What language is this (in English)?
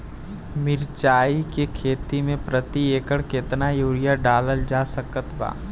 Bhojpuri